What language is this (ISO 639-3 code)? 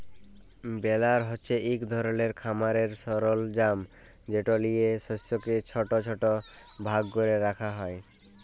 ben